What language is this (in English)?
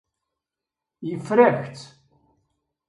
Kabyle